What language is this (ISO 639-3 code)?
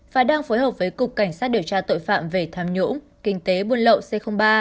vie